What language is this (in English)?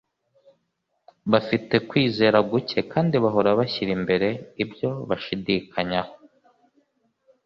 Kinyarwanda